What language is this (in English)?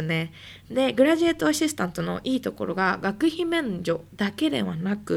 Japanese